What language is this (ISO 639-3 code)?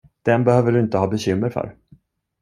swe